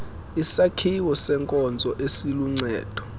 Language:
Xhosa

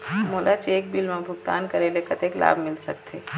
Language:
Chhattisgarhi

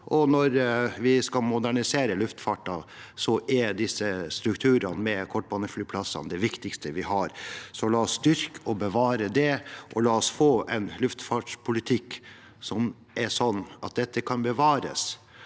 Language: Norwegian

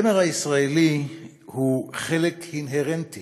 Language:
Hebrew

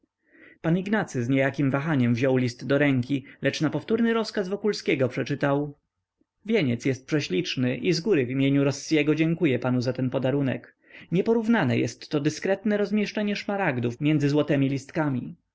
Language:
Polish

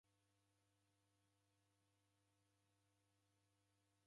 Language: Taita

